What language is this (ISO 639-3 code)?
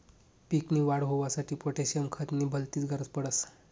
mar